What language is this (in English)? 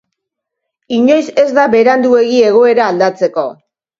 Basque